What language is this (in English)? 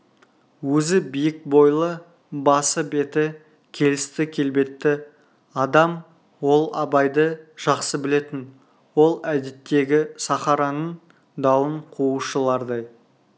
Kazakh